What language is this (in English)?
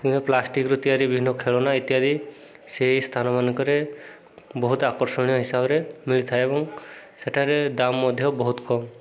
Odia